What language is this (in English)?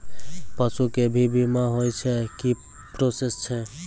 Maithili